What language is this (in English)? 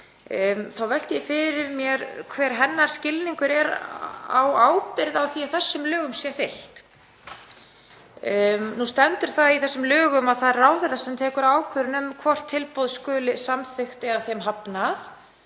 Icelandic